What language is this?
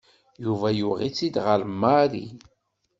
Kabyle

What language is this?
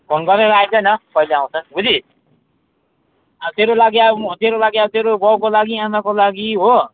Nepali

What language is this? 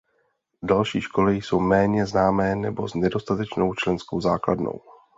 Czech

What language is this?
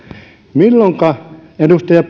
Finnish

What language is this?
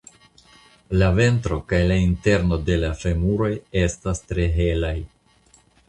Esperanto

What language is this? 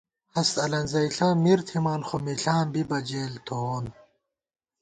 Gawar-Bati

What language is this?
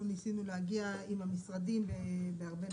Hebrew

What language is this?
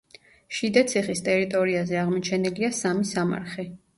Georgian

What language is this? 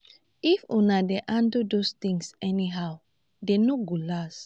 Nigerian Pidgin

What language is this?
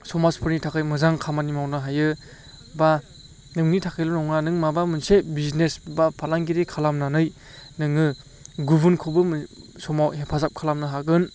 Bodo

